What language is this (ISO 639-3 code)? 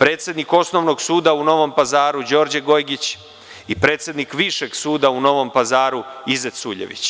srp